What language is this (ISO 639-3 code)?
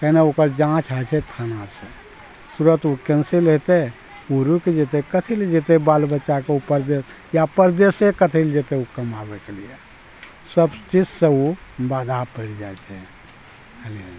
mai